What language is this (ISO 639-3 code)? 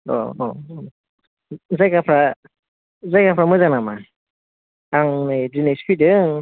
brx